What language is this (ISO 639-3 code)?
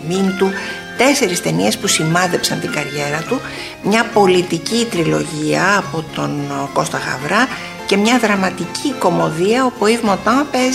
ell